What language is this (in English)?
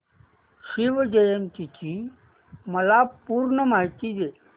Marathi